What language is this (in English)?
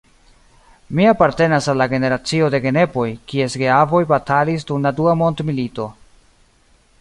Esperanto